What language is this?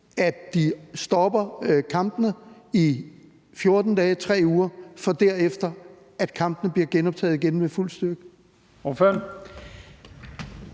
Danish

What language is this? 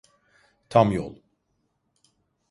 Turkish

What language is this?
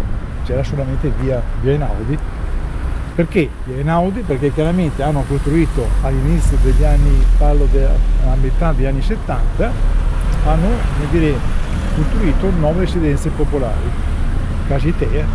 Italian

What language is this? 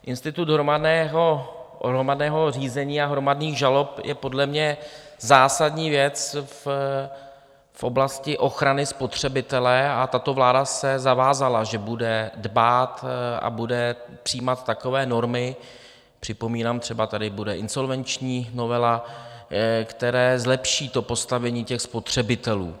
Czech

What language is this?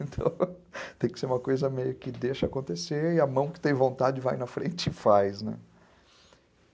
Portuguese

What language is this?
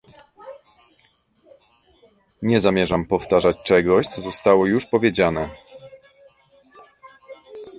Polish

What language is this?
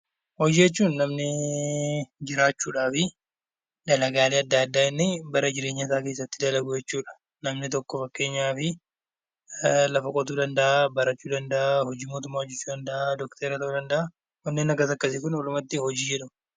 Oromo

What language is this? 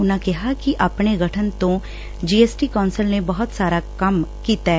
Punjabi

